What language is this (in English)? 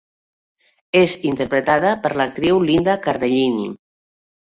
Catalan